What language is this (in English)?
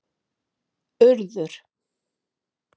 Icelandic